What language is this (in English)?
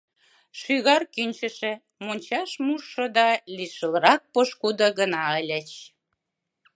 Mari